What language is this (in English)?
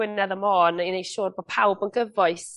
Welsh